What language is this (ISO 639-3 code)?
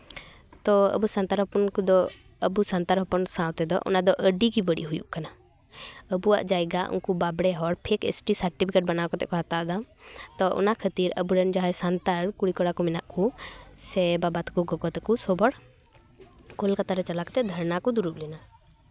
sat